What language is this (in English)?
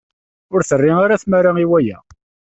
Kabyle